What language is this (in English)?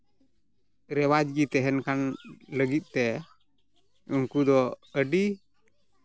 Santali